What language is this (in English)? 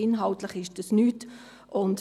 Swiss German